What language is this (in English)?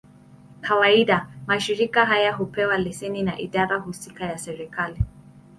Swahili